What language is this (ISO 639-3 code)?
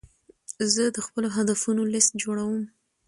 pus